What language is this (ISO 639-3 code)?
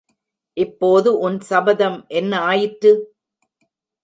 tam